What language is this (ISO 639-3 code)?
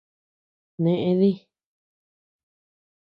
cux